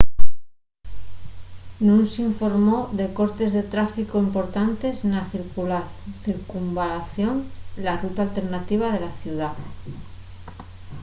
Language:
Asturian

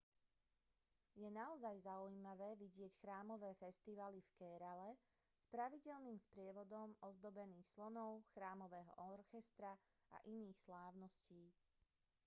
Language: Slovak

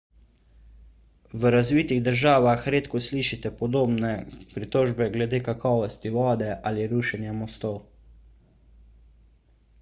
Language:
Slovenian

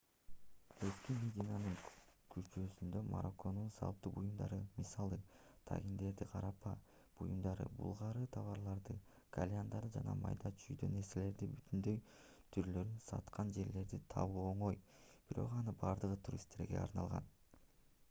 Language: Kyrgyz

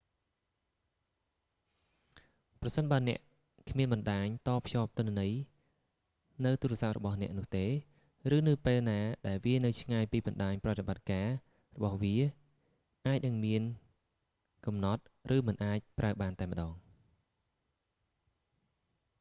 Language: Khmer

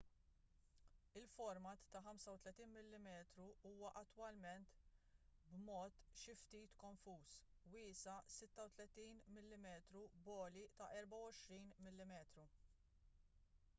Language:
Maltese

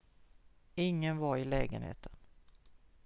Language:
Swedish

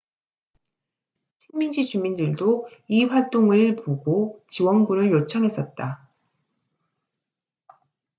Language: Korean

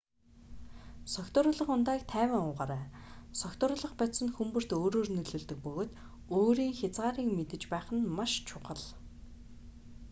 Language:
Mongolian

